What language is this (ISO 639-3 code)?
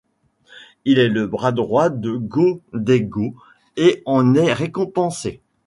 fra